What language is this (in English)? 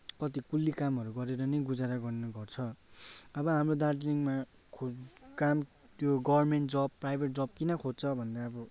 Nepali